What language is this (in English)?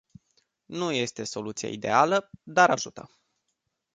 Romanian